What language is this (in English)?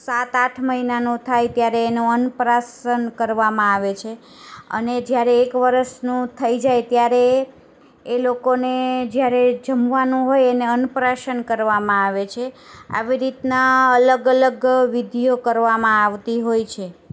Gujarati